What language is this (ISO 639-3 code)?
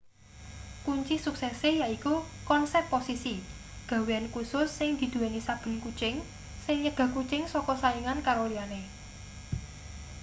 jav